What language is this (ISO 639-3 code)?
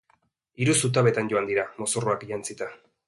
eus